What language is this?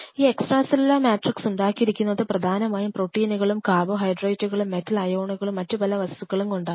Malayalam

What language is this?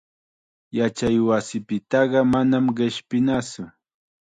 Chiquián Ancash Quechua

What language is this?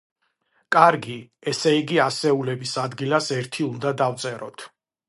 Georgian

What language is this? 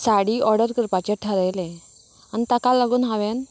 Konkani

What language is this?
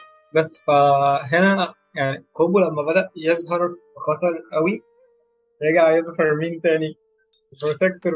Arabic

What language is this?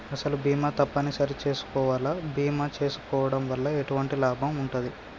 Telugu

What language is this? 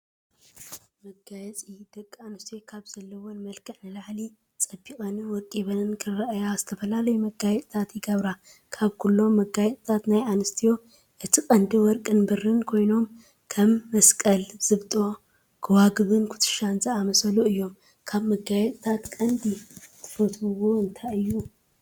Tigrinya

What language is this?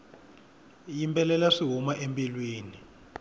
Tsonga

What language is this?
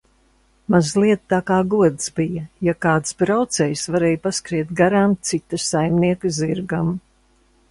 Latvian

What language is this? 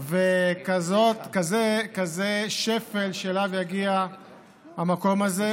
Hebrew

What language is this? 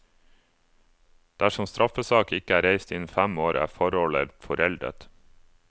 Norwegian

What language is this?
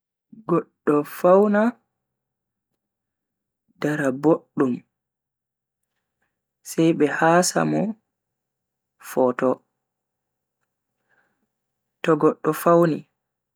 Bagirmi Fulfulde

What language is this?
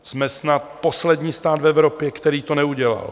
Czech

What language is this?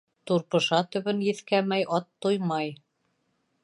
Bashkir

